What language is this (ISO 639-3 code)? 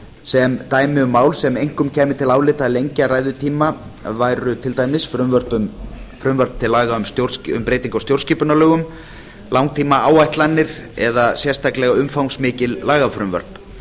isl